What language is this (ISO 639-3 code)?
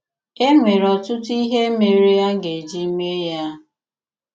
ibo